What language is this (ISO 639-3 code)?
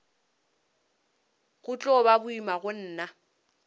nso